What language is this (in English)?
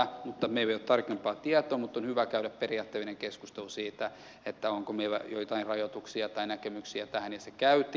Finnish